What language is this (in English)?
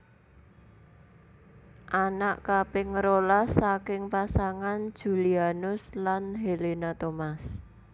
Javanese